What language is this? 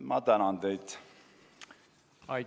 Estonian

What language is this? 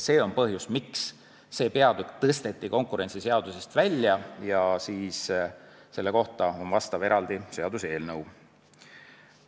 Estonian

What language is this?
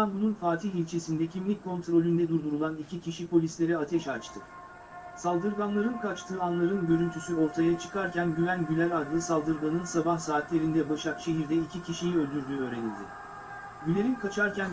Turkish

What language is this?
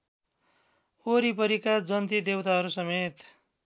Nepali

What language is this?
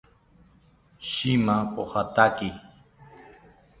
South Ucayali Ashéninka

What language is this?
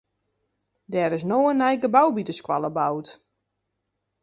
Western Frisian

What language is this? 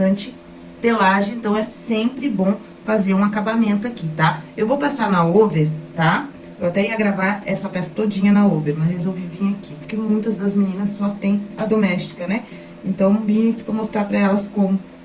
Portuguese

